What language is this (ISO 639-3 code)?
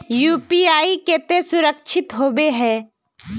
mag